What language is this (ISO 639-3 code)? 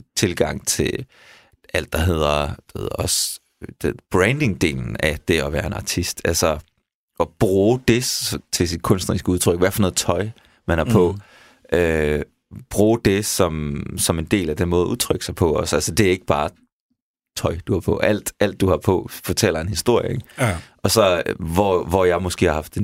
dan